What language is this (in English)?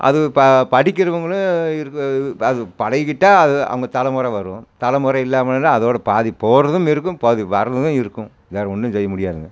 Tamil